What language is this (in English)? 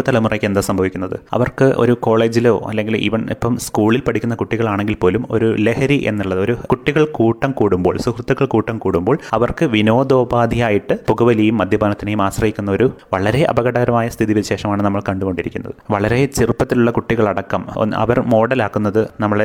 Malayalam